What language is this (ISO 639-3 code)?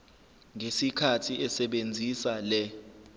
zul